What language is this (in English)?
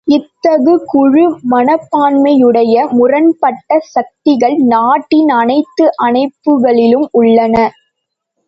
Tamil